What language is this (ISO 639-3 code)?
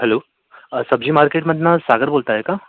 mar